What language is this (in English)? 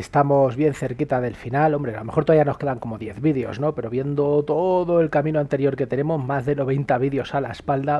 Spanish